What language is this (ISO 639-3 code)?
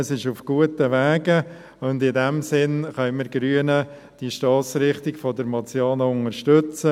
gsw